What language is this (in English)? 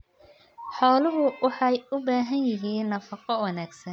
Somali